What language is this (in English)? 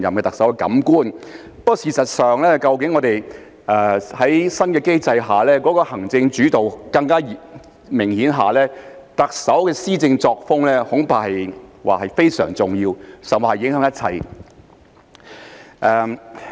Cantonese